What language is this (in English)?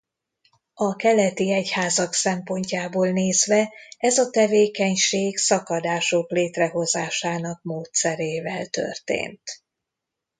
Hungarian